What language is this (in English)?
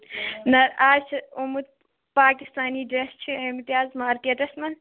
Kashmiri